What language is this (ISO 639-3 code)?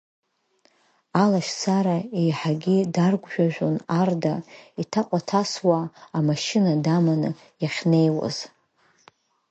abk